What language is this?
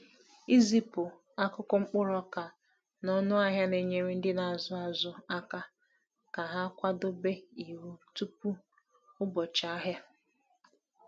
Igbo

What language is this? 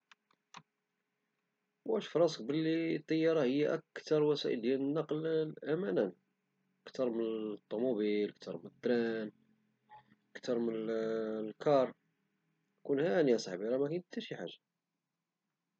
Moroccan Arabic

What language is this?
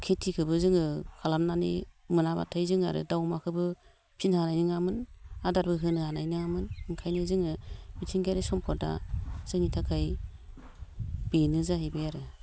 Bodo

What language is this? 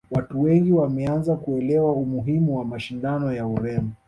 Swahili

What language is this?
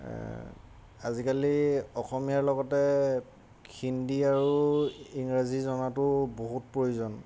Assamese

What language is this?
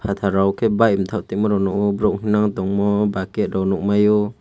Kok Borok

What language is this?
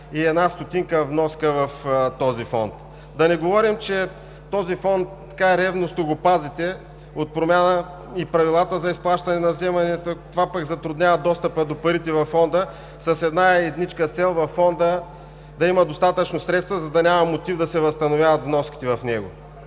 Bulgarian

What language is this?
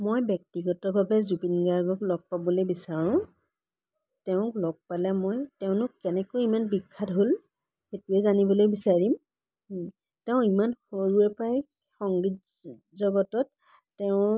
Assamese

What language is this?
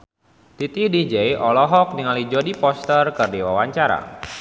Sundanese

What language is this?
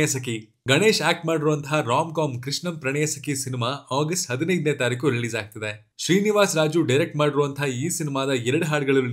Kannada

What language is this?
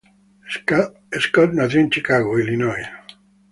Spanish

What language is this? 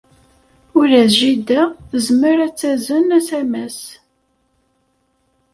Kabyle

